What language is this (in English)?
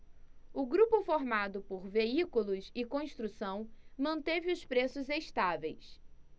Portuguese